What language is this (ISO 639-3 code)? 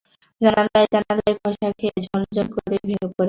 ben